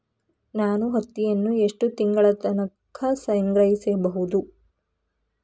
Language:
Kannada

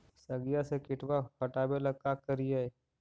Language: Magahi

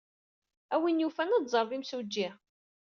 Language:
Kabyle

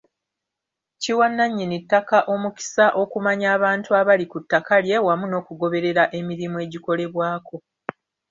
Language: Ganda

